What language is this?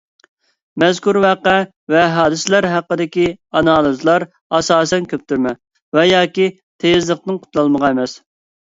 Uyghur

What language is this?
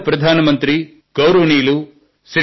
Telugu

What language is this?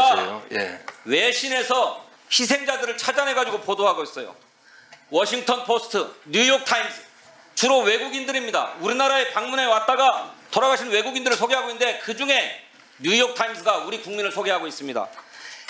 Korean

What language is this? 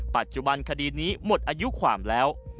Thai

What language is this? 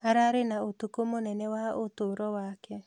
Kikuyu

